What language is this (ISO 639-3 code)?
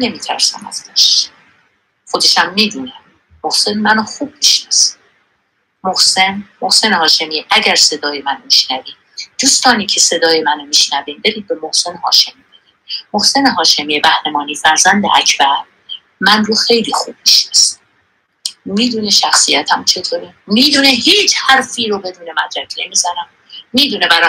fas